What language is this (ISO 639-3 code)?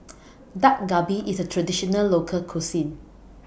eng